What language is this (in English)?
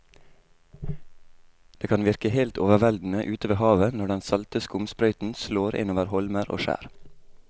Norwegian